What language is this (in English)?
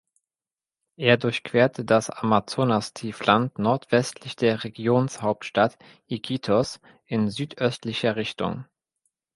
German